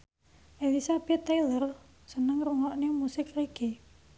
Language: Javanese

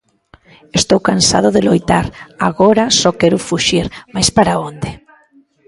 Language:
Galician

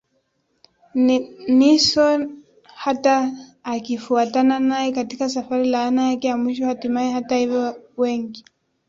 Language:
Swahili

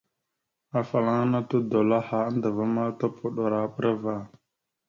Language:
Mada (Cameroon)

